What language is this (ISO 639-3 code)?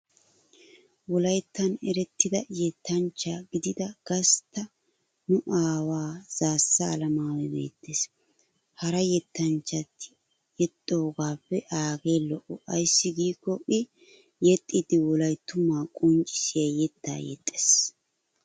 wal